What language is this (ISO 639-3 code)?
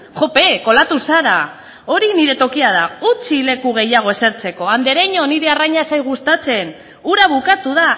eus